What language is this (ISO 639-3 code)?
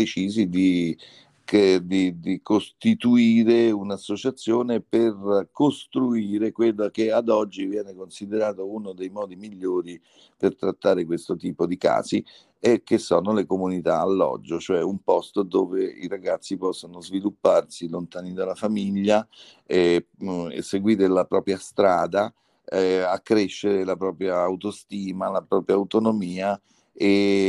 ita